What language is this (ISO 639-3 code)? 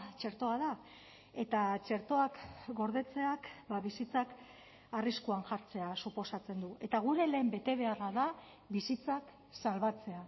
eus